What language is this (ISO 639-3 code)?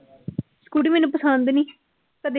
pan